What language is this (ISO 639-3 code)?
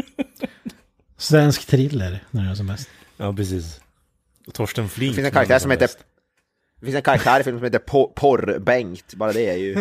swe